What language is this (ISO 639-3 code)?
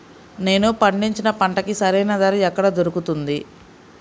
tel